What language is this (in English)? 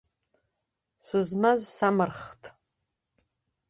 Abkhazian